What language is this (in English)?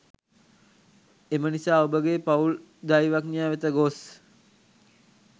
Sinhala